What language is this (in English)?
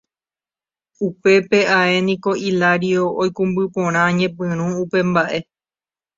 Guarani